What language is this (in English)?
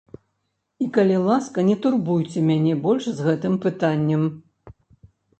Belarusian